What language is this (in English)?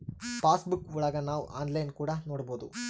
Kannada